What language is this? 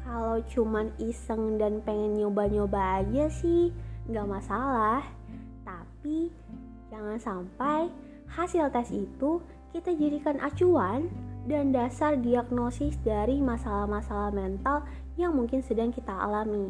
Indonesian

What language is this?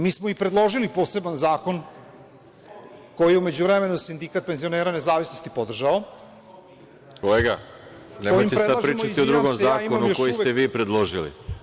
Serbian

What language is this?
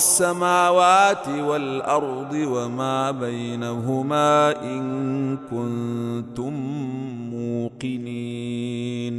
Arabic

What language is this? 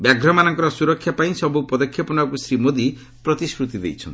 Odia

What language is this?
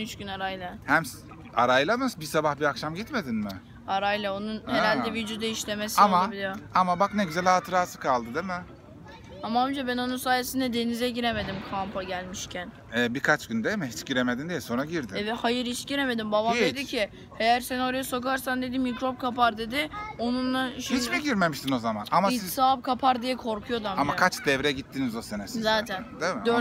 Turkish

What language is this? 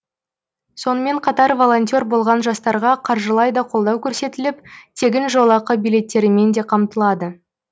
Kazakh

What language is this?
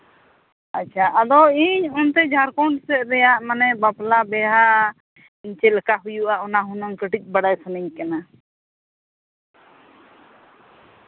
Santali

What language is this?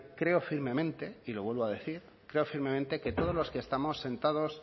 Spanish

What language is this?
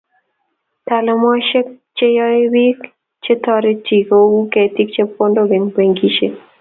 Kalenjin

